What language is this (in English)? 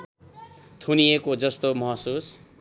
Nepali